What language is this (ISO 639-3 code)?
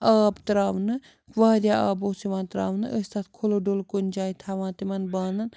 kas